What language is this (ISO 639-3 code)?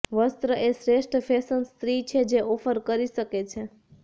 guj